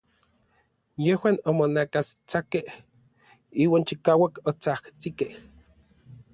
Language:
Orizaba Nahuatl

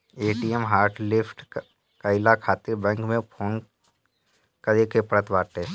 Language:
Bhojpuri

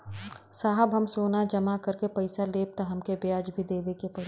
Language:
Bhojpuri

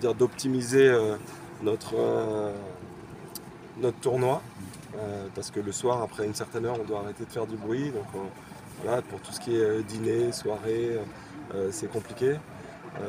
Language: French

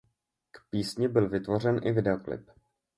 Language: Czech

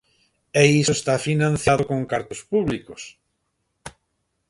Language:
Galician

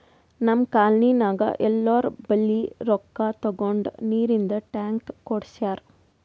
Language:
Kannada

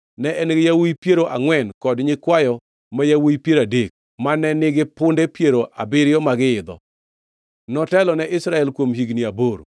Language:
Luo (Kenya and Tanzania)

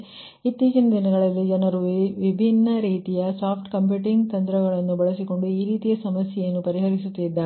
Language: Kannada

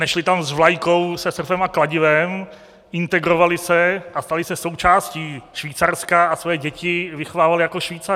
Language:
Czech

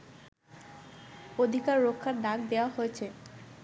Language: Bangla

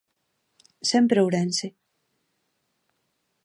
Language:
Galician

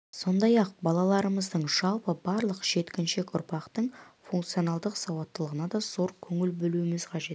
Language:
Kazakh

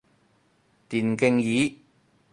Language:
Cantonese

